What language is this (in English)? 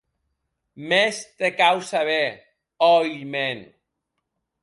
Occitan